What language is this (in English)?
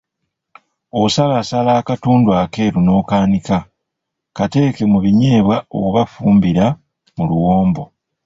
Ganda